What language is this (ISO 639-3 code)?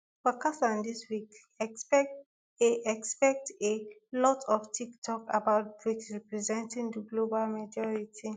pcm